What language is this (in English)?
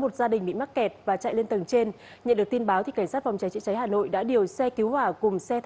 Vietnamese